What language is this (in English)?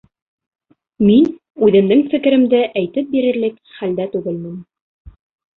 Bashkir